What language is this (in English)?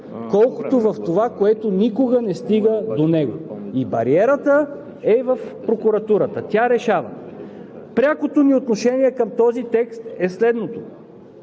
Bulgarian